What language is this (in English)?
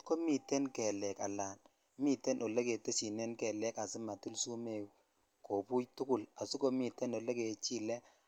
Kalenjin